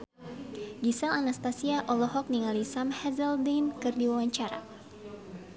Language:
Sundanese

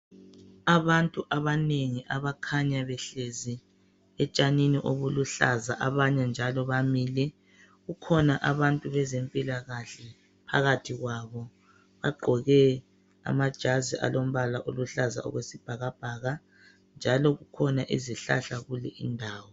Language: North Ndebele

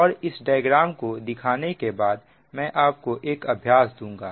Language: Hindi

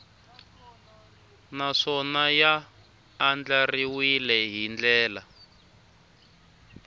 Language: Tsonga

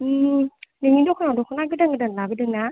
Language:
Bodo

